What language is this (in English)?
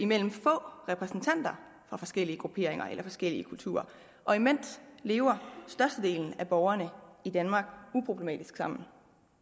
Danish